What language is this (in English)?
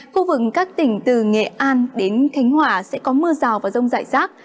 Vietnamese